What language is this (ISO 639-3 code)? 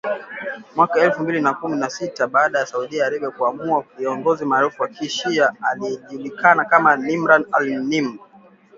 swa